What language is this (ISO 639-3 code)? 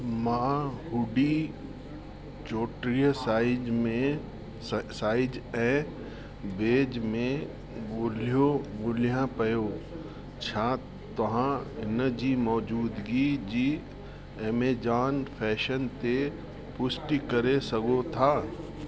snd